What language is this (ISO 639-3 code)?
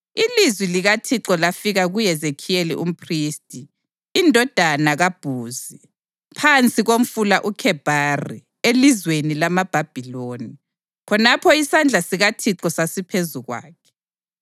nde